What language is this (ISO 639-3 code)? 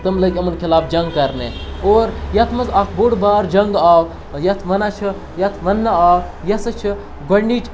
kas